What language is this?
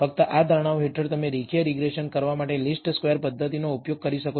Gujarati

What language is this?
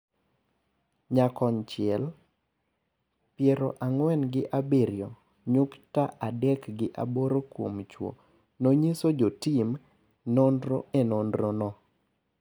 Luo (Kenya and Tanzania)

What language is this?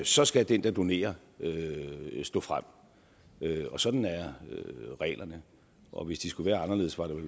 Danish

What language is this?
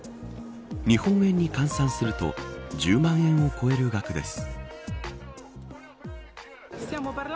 Japanese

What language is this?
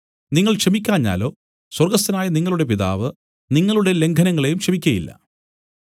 Malayalam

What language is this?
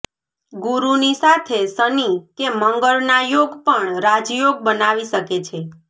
Gujarati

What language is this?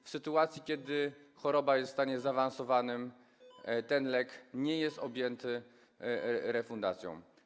Polish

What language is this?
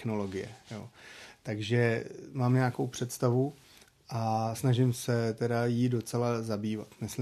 Czech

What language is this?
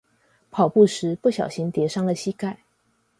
Chinese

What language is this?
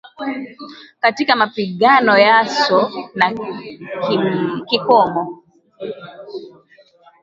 Swahili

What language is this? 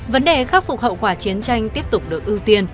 Vietnamese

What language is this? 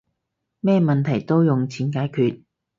Cantonese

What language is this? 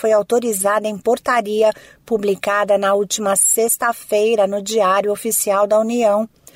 Portuguese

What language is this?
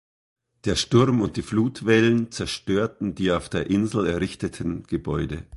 German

